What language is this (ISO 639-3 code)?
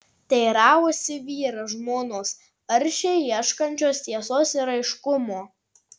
lit